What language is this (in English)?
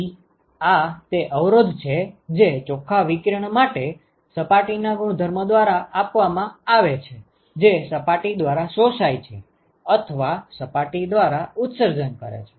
Gujarati